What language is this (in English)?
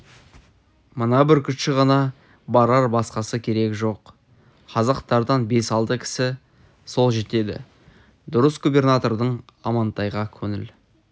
Kazakh